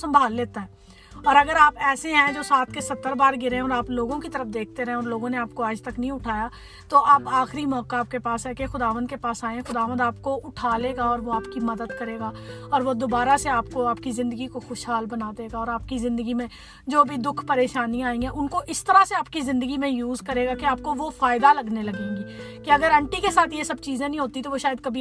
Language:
Urdu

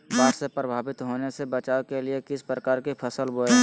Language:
Magahi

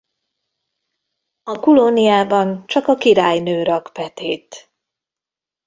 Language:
Hungarian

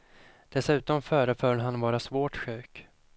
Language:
Swedish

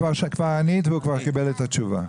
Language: Hebrew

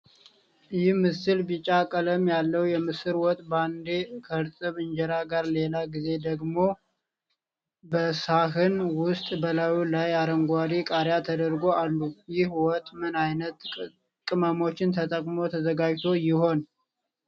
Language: Amharic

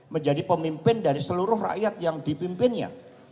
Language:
Indonesian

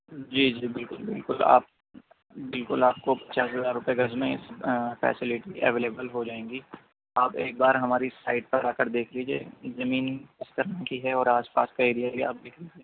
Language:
Urdu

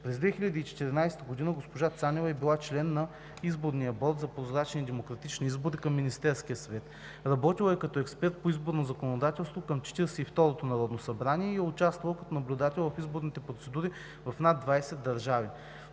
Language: Bulgarian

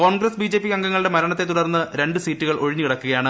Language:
Malayalam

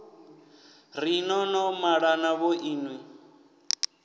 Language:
Venda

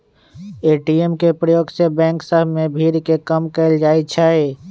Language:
Magahi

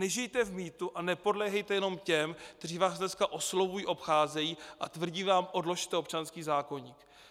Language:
Czech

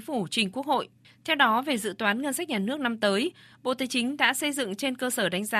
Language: Vietnamese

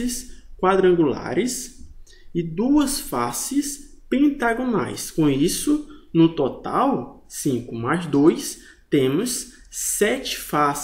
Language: Portuguese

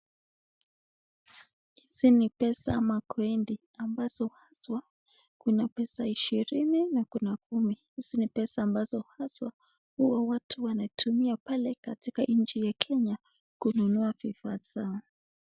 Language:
Swahili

